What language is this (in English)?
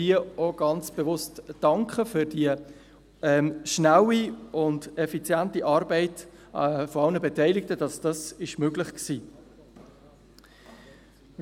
Swiss German